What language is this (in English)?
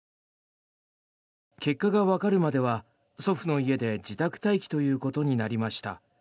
Japanese